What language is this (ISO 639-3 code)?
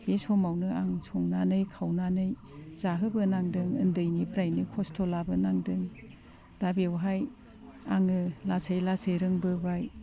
brx